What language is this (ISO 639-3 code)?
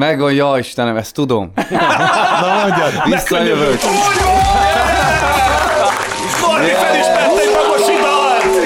hun